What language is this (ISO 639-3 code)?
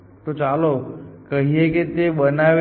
guj